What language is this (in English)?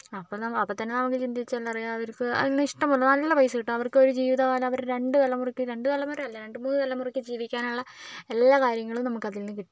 Malayalam